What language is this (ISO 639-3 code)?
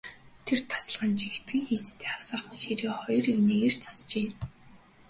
mon